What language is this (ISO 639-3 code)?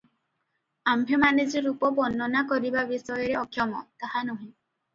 ori